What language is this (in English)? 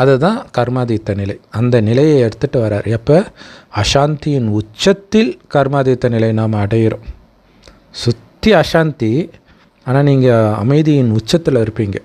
Tamil